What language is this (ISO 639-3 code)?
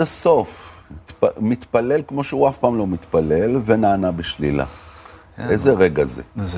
heb